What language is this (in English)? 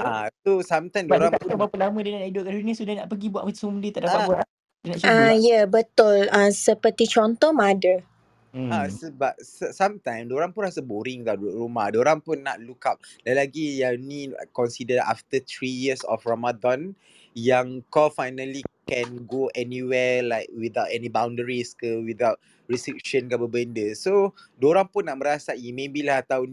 Malay